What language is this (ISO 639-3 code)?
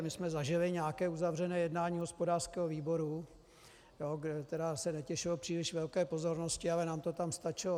ces